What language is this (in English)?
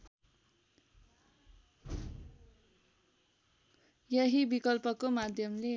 Nepali